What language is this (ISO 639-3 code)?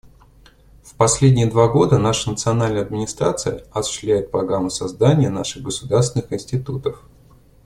rus